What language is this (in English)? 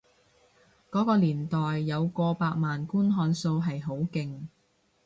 Cantonese